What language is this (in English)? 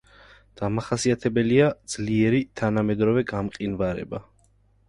Georgian